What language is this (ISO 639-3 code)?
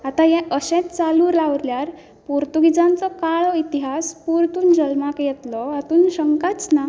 kok